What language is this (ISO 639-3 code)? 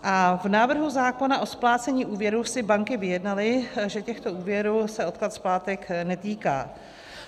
ces